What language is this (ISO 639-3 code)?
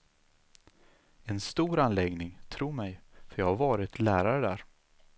swe